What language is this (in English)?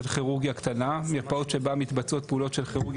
Hebrew